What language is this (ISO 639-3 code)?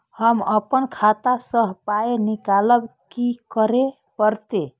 mai